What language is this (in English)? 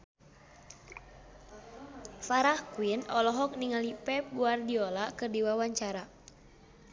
Sundanese